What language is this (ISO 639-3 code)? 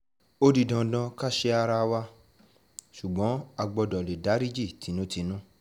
yor